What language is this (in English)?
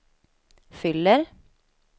Swedish